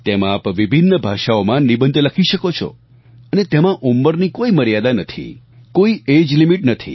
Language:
Gujarati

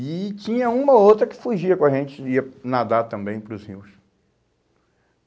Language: Portuguese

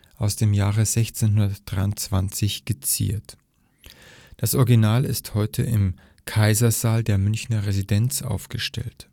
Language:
German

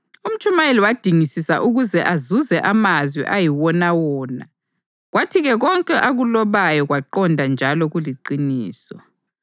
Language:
North Ndebele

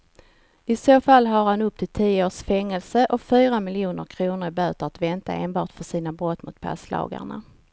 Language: Swedish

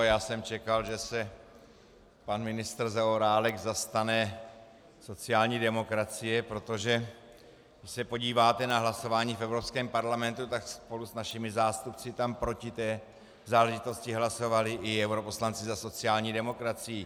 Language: Czech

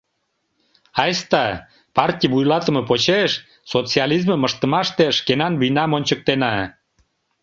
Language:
Mari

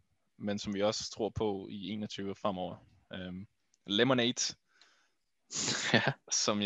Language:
Danish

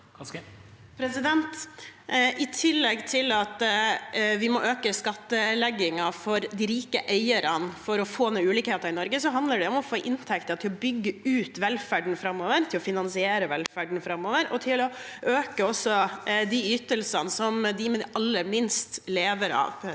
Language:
Norwegian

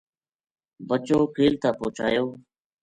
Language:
Gujari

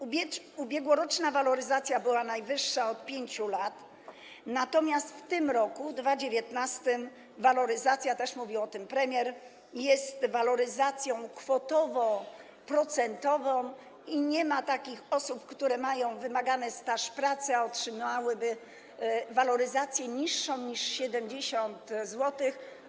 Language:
Polish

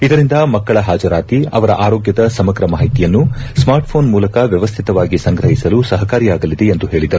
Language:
Kannada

